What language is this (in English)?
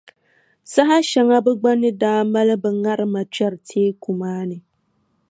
Dagbani